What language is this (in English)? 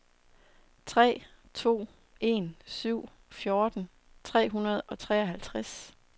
Danish